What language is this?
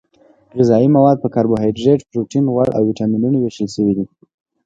Pashto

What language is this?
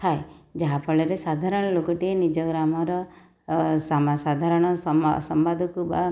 Odia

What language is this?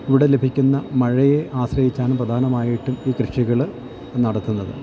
Malayalam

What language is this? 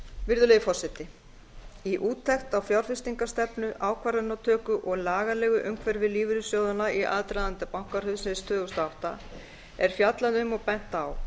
Icelandic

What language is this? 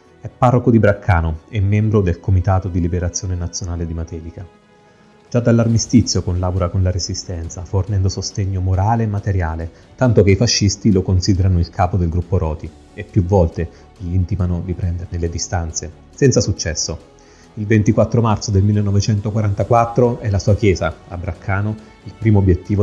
Italian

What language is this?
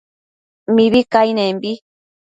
Matsés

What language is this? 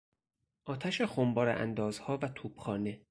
Persian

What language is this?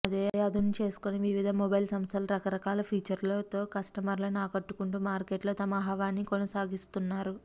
Telugu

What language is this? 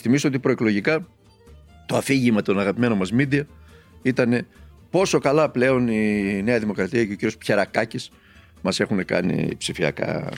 Greek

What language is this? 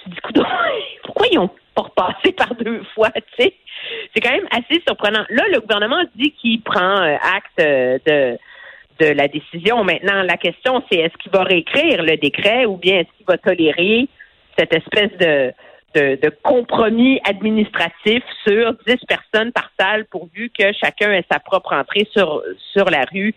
French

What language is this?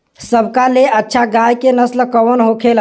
Bhojpuri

